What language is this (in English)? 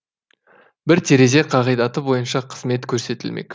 Kazakh